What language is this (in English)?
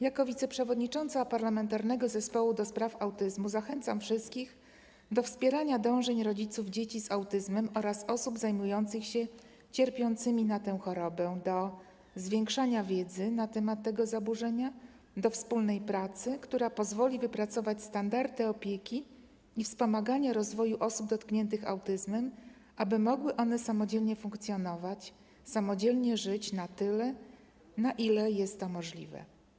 Polish